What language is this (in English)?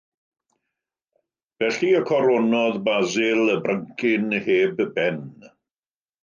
Welsh